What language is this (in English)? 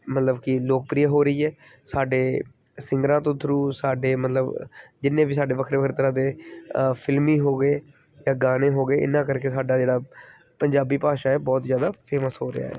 Punjabi